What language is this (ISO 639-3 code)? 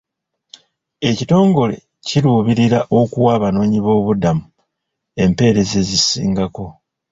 lug